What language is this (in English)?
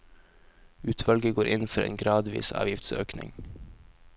Norwegian